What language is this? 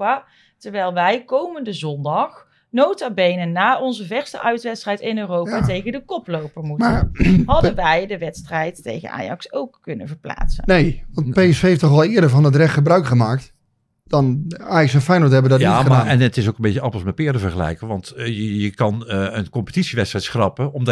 Dutch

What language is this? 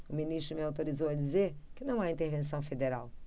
Portuguese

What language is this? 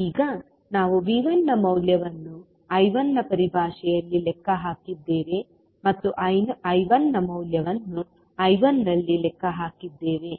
Kannada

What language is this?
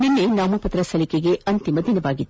Kannada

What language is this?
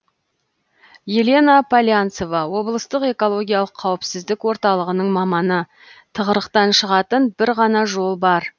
Kazakh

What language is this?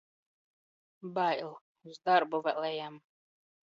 Latvian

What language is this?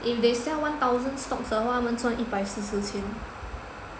English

